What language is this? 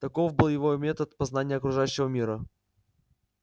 Russian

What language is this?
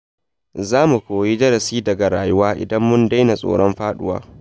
Hausa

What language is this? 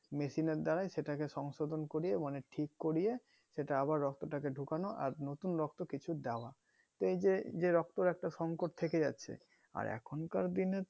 Bangla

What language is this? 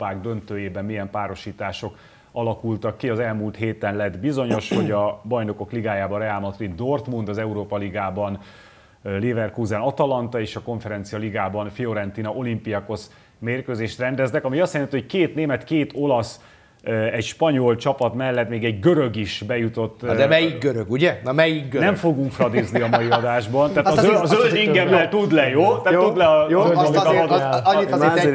Hungarian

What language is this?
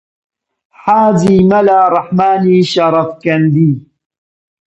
Central Kurdish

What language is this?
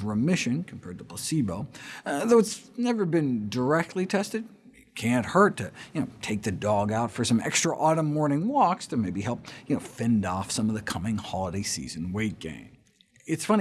English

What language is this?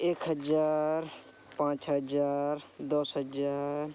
Santali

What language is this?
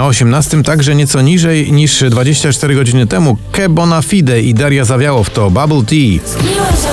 Polish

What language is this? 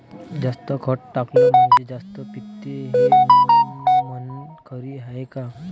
Marathi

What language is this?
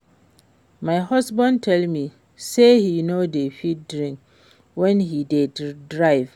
Nigerian Pidgin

